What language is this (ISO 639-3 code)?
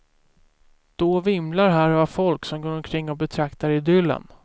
swe